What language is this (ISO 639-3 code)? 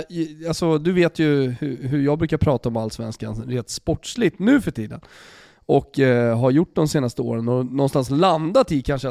swe